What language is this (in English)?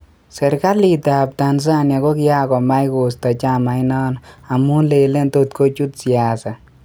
Kalenjin